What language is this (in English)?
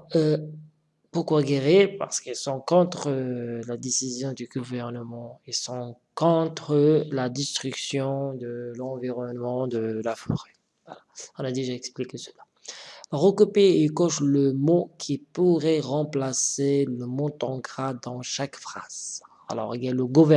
French